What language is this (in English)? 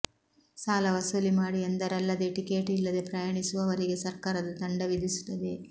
Kannada